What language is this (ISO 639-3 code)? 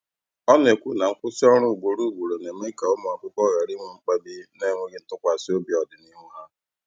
ibo